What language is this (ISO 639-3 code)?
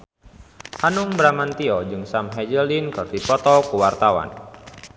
sun